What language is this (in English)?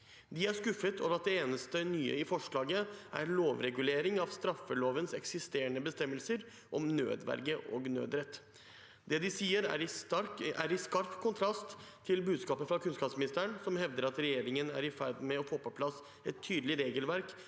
Norwegian